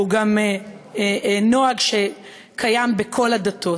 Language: Hebrew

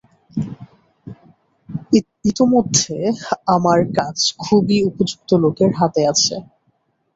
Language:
Bangla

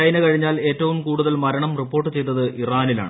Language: Malayalam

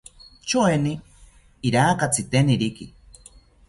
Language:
South Ucayali Ashéninka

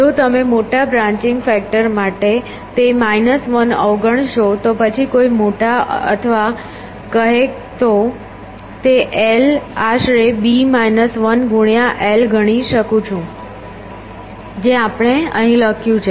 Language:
Gujarati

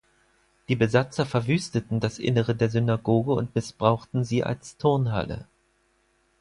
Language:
German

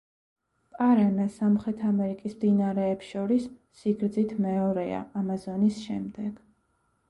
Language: Georgian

